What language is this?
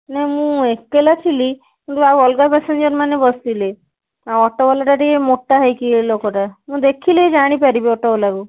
Odia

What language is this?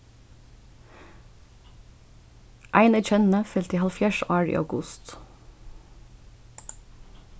Faroese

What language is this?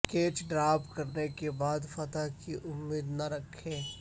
Urdu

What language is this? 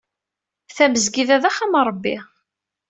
Kabyle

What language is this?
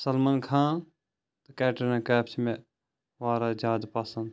Kashmiri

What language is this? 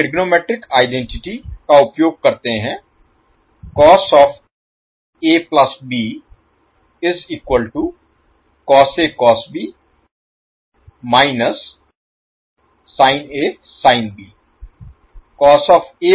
Hindi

